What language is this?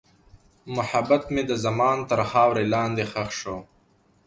Pashto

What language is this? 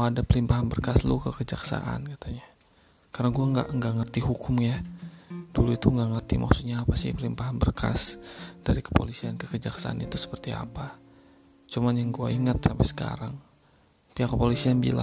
Indonesian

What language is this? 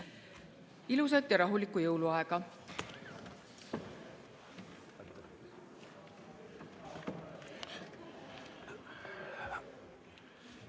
Estonian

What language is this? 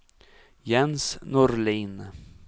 Swedish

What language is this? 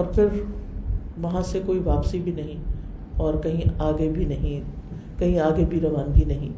Urdu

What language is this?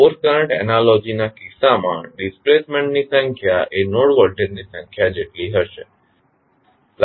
Gujarati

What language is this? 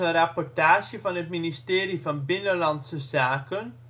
Dutch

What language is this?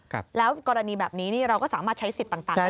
Thai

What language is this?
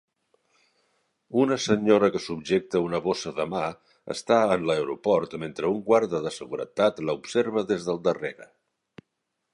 Catalan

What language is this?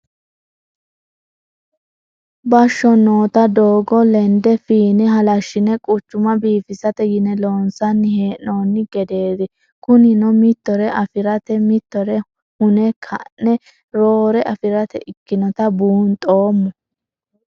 Sidamo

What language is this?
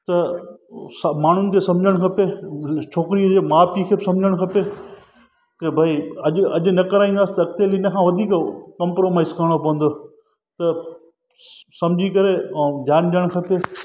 Sindhi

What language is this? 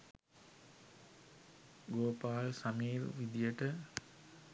Sinhala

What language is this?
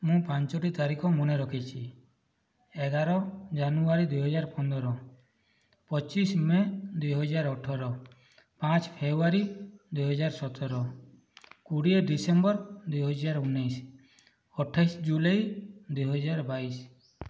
Odia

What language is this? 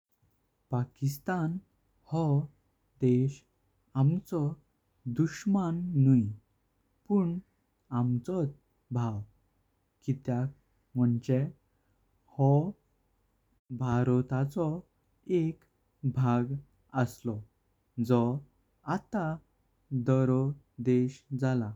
Konkani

